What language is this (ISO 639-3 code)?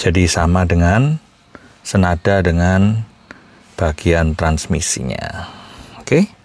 ind